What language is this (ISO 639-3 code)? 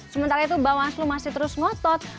ind